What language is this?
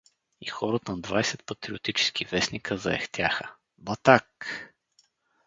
Bulgarian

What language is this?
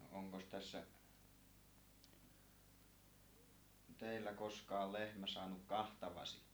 Finnish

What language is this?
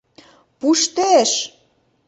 Mari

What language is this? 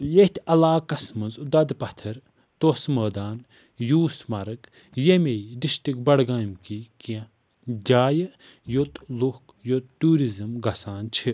Kashmiri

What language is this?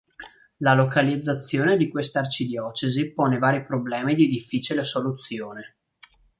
Italian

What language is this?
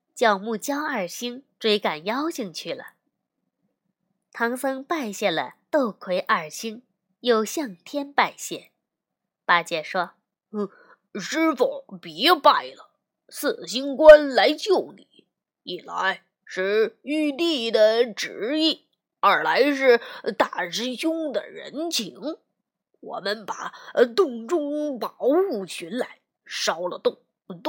Chinese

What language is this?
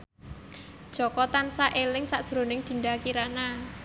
Javanese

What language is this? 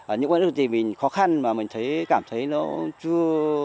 Vietnamese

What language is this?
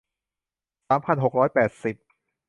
Thai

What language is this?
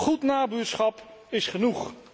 Dutch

